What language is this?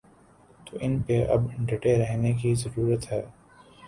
Urdu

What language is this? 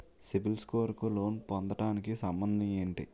Telugu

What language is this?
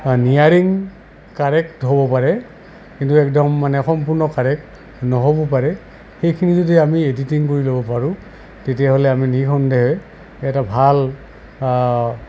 Assamese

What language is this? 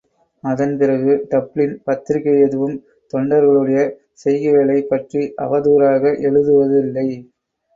Tamil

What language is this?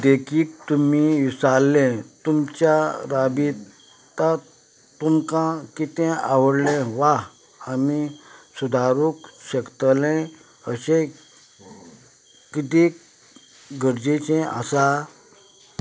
Konkani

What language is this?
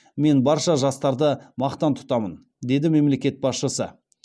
Kazakh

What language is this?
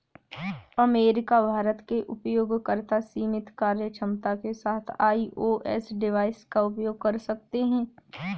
Hindi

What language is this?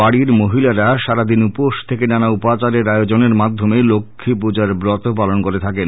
Bangla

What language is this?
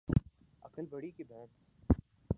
Urdu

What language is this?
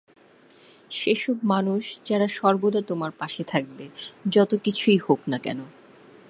Bangla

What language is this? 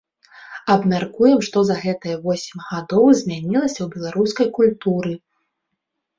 Belarusian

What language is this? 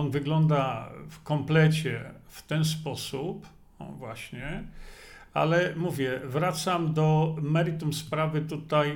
Polish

